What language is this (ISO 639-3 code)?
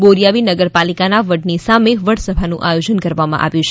guj